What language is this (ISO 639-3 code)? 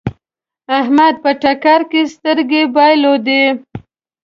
pus